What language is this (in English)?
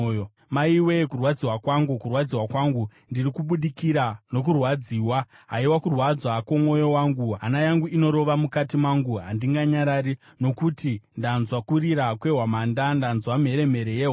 Shona